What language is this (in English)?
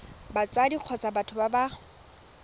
Tswana